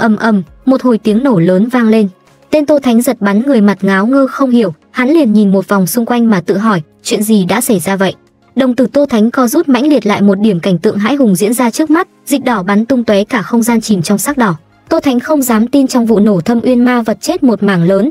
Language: Vietnamese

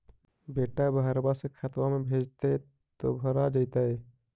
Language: Magahi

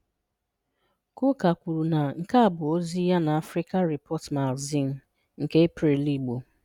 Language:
Igbo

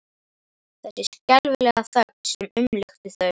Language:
Icelandic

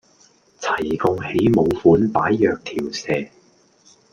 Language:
Cantonese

